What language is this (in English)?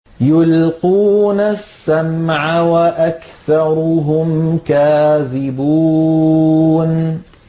Arabic